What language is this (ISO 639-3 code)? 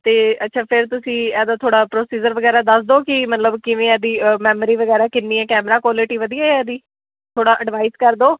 pan